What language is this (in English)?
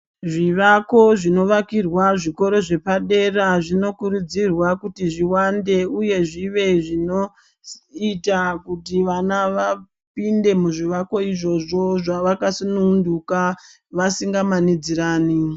Ndau